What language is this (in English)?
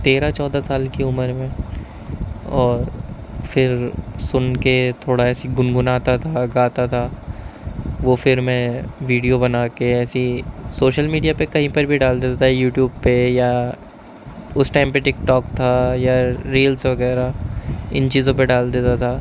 Urdu